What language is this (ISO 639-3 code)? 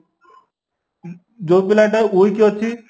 ori